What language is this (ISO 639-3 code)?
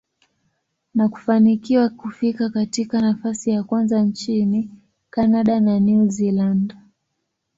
swa